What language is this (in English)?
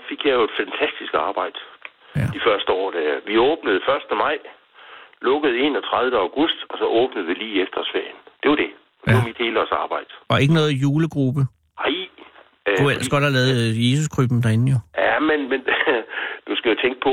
Danish